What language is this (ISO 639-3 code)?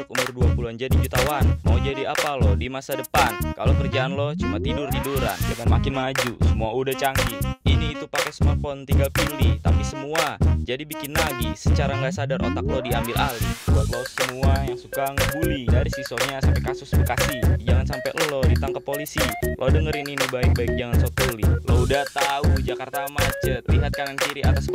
ind